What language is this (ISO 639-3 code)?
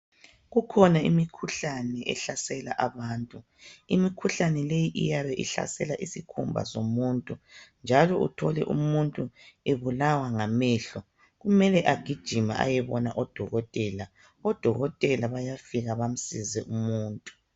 nde